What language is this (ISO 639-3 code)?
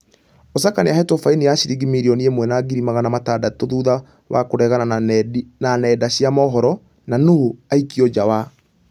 kik